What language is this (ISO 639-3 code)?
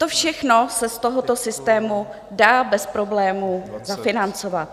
ces